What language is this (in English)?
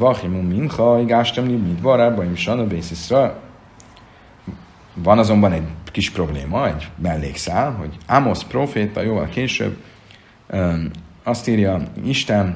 Hungarian